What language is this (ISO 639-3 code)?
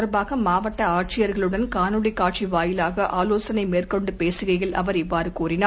tam